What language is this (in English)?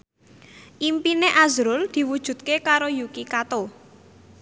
Javanese